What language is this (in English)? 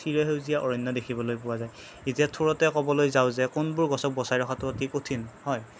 Assamese